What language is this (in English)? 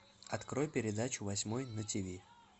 Russian